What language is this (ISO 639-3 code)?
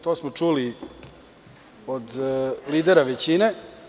srp